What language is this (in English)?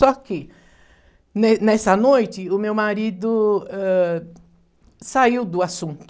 Portuguese